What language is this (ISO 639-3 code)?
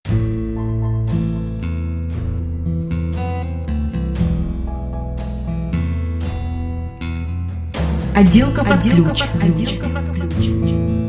rus